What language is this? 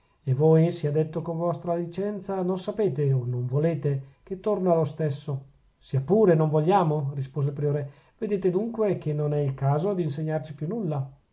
Italian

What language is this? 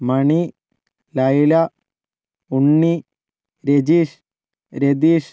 Malayalam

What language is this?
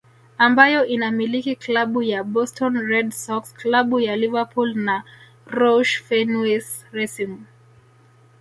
Swahili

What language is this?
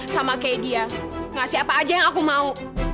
Indonesian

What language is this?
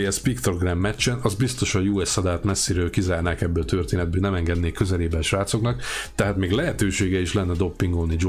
Hungarian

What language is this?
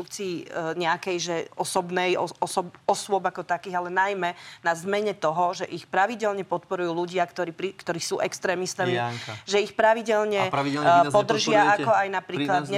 Slovak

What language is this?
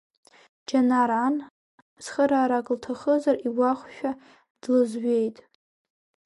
Abkhazian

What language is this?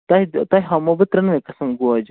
Kashmiri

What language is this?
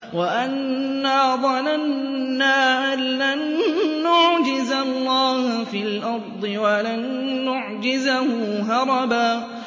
Arabic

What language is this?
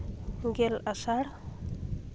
Santali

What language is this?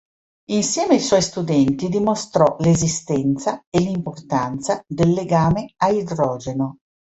Italian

